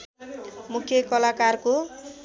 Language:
Nepali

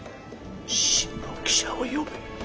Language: Japanese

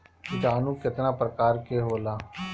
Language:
Bhojpuri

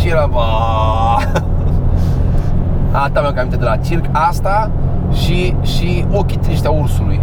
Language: Romanian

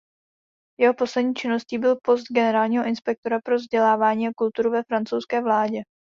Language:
Czech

